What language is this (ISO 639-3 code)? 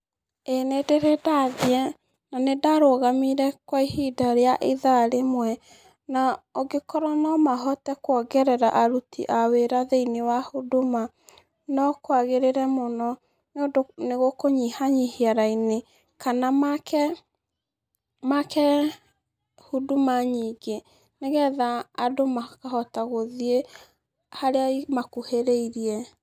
kik